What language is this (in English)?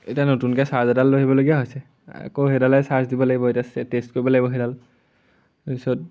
Assamese